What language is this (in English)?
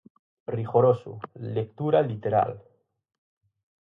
Galician